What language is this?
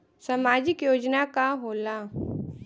Bhojpuri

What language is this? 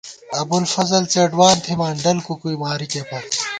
Gawar-Bati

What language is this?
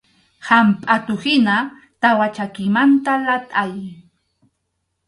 Arequipa-La Unión Quechua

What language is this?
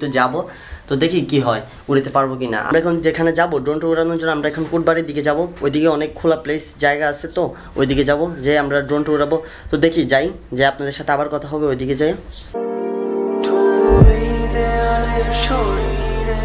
Romanian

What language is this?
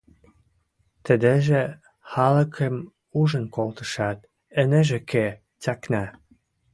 Western Mari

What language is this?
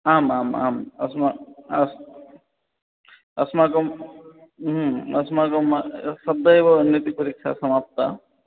Sanskrit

